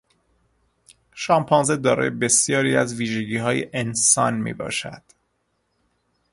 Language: Persian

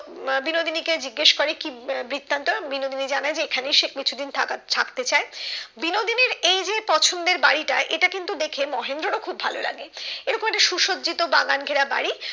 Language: Bangla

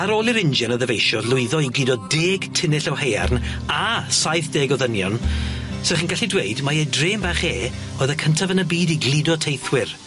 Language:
Welsh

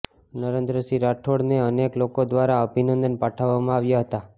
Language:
Gujarati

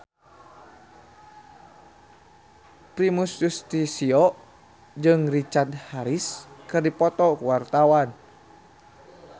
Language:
Sundanese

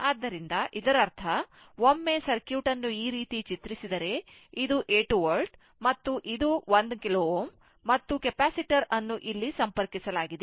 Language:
Kannada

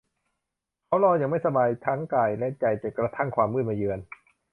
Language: Thai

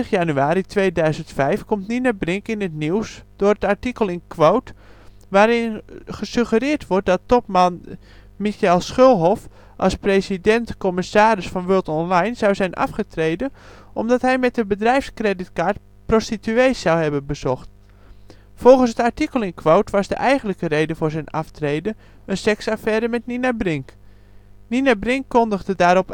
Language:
Dutch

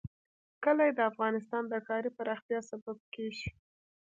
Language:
Pashto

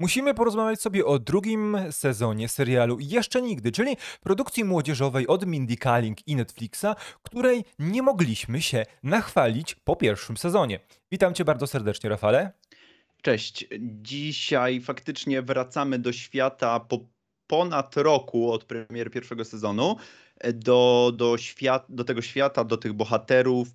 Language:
Polish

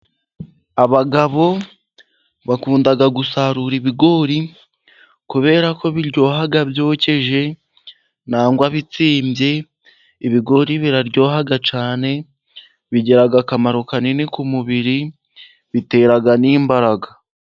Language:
Kinyarwanda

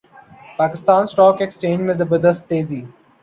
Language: Urdu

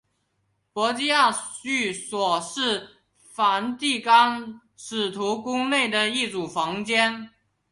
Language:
Chinese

